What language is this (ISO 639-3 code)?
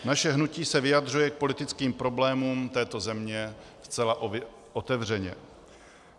ces